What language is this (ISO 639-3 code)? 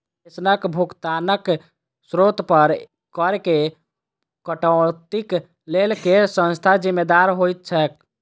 mai